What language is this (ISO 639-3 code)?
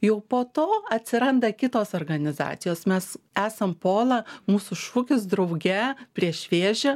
lit